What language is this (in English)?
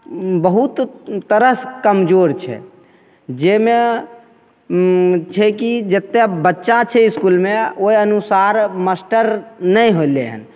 Maithili